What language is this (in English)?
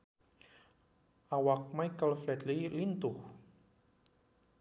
Sundanese